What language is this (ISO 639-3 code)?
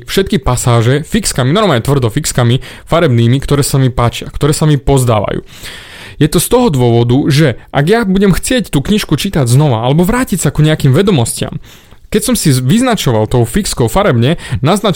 slk